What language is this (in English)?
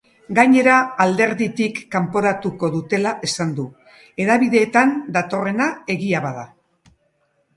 Basque